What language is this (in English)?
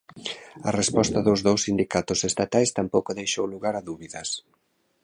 Galician